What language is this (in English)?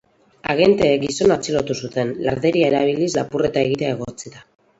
Basque